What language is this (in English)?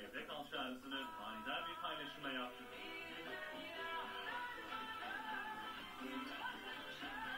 Turkish